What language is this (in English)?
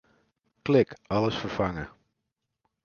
Western Frisian